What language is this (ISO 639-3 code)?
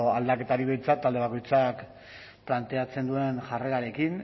eus